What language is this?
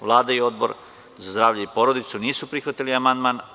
Serbian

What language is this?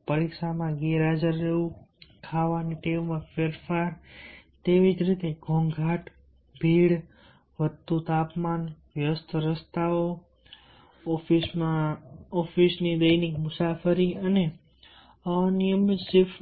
Gujarati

